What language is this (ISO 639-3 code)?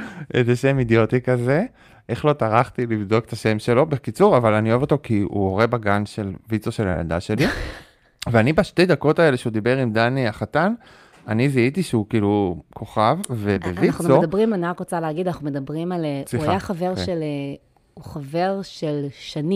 heb